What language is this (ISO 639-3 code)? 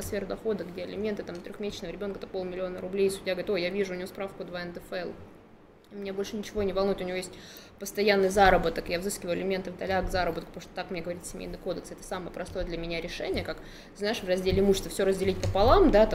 rus